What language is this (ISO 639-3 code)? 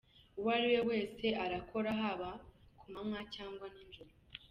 kin